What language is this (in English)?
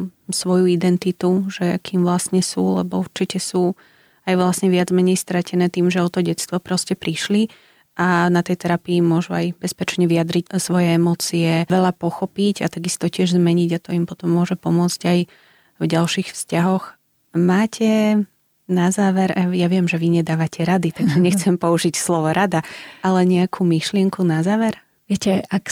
Slovak